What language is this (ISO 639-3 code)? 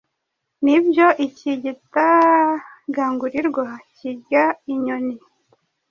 kin